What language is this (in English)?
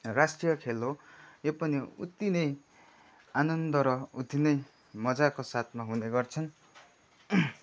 Nepali